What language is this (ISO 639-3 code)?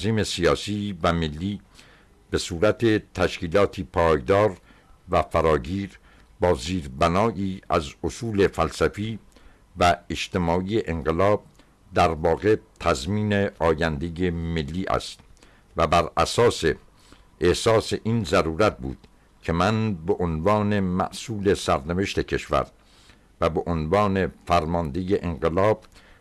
fas